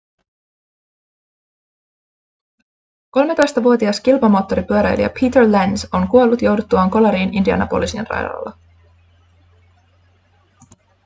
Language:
Finnish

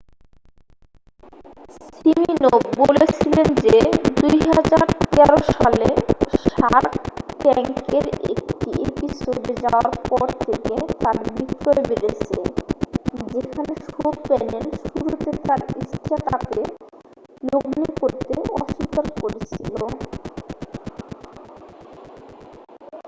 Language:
Bangla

